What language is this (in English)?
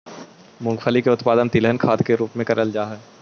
Magahi